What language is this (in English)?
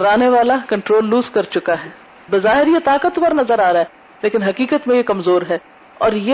Urdu